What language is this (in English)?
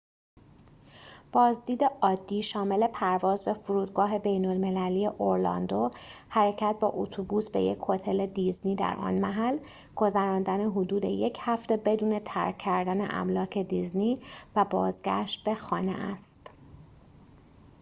Persian